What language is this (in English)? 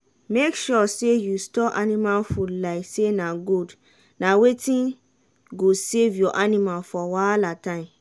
Nigerian Pidgin